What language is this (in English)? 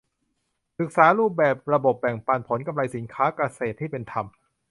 Thai